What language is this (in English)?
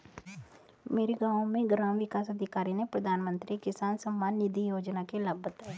Hindi